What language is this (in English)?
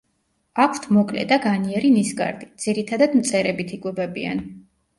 Georgian